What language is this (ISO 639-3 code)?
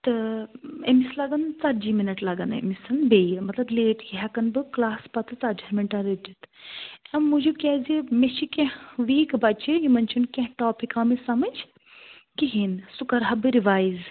kas